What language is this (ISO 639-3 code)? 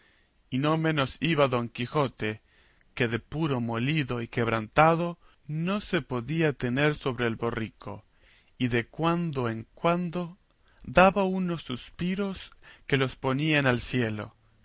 spa